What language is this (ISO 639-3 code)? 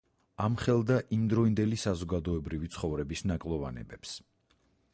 kat